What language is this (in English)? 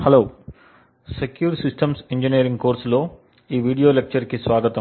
Telugu